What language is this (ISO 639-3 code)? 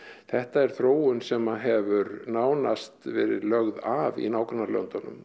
isl